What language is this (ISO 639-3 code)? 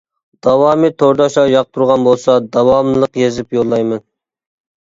uig